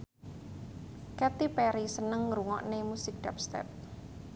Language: Javanese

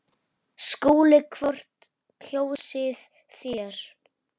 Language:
Icelandic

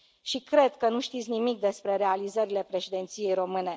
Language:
Romanian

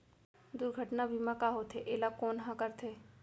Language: Chhattisgarhi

